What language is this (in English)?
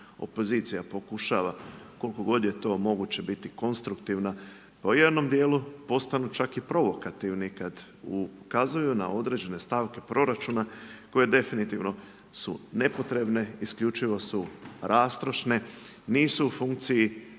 Croatian